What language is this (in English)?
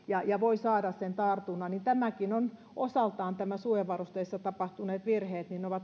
Finnish